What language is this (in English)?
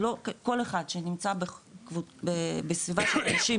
Hebrew